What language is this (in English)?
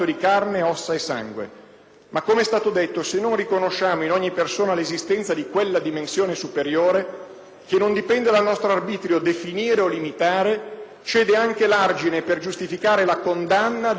Italian